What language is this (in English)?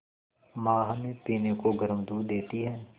Hindi